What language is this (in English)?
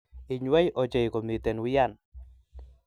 Kalenjin